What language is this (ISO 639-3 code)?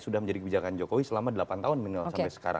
ind